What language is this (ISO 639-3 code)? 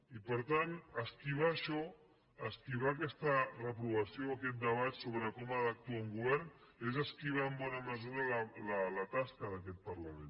cat